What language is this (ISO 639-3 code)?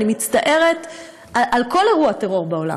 heb